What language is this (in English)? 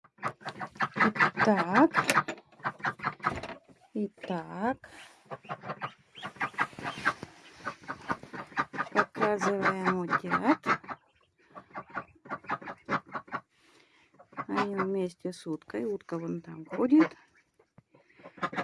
Russian